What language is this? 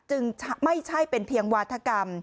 Thai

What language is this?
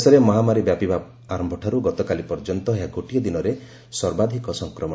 Odia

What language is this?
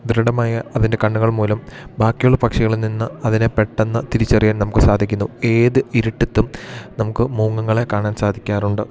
Malayalam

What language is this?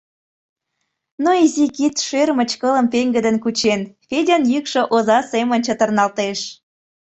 Mari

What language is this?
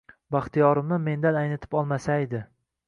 Uzbek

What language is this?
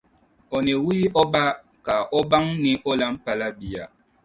Dagbani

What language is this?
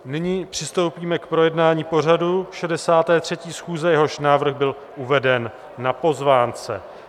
Czech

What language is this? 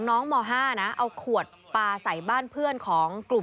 Thai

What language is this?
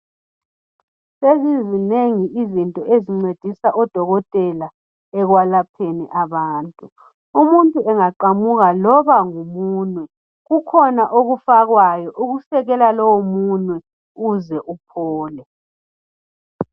North Ndebele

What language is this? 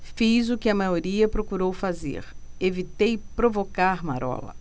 Portuguese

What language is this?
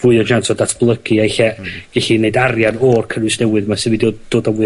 Welsh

